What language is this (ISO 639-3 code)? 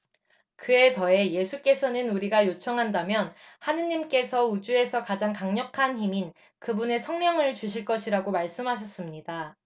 kor